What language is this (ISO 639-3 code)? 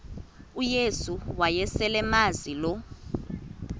xho